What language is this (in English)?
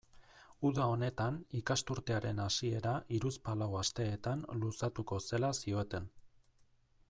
Basque